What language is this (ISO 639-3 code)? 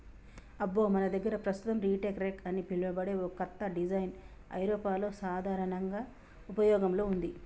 tel